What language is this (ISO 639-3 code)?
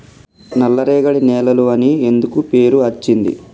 tel